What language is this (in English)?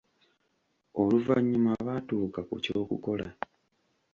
Ganda